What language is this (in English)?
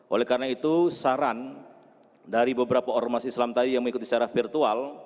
Indonesian